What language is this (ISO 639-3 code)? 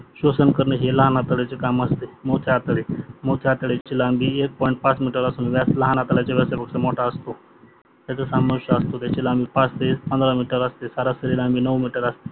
mar